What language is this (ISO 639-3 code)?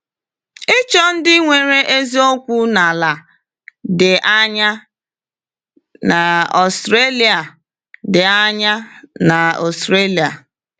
ibo